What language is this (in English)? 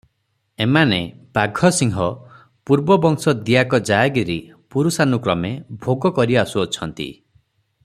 Odia